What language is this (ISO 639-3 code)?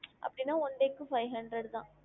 tam